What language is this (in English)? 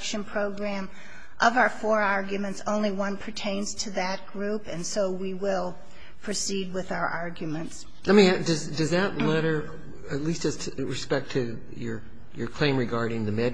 English